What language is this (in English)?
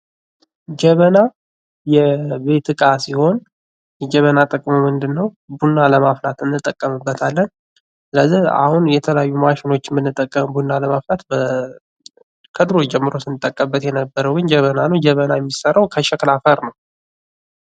Amharic